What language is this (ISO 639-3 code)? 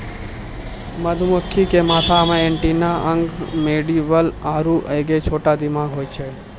mai